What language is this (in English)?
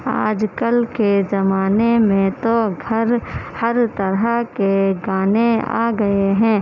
Urdu